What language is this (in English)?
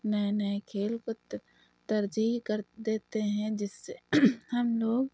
Urdu